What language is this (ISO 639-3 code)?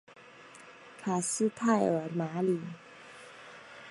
zho